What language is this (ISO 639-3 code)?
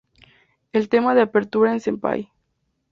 spa